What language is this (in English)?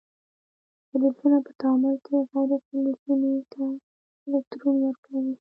Pashto